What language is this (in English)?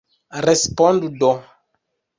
Esperanto